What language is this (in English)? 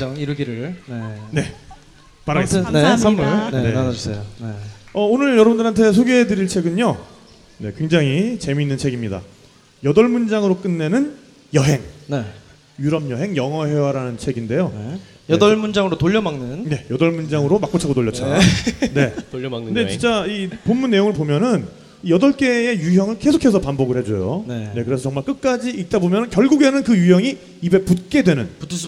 Korean